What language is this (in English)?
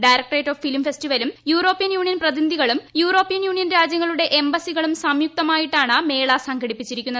Malayalam